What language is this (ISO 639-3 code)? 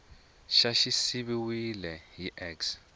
tso